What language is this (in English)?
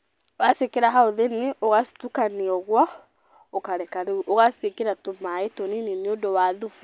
Kikuyu